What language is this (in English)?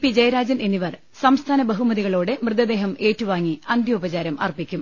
Malayalam